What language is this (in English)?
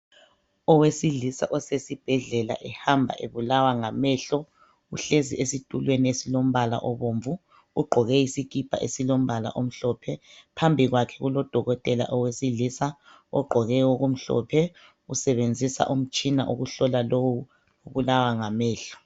North Ndebele